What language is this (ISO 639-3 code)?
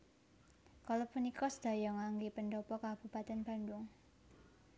jav